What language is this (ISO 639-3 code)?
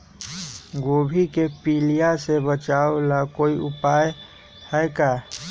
mag